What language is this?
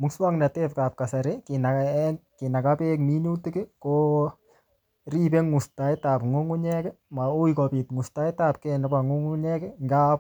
Kalenjin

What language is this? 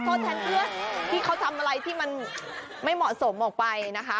Thai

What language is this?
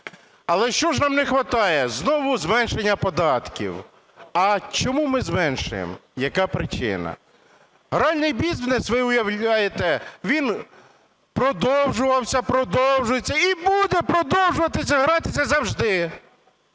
Ukrainian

